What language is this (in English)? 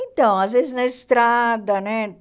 Portuguese